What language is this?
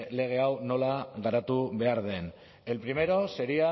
Basque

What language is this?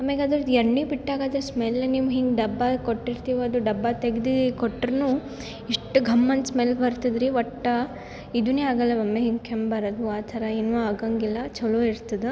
Kannada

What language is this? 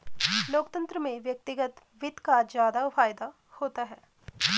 Hindi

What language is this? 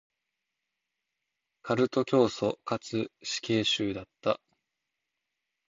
Japanese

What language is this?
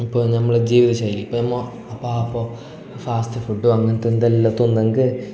Malayalam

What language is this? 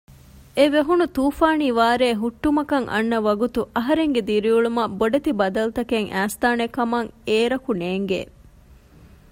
Divehi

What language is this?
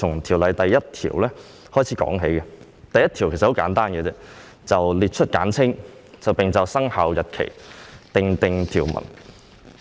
Cantonese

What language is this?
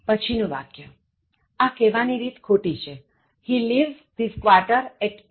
Gujarati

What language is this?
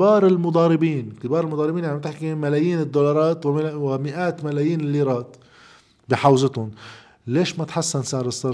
Arabic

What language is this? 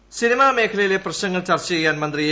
Malayalam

